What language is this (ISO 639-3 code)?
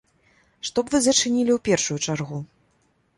bel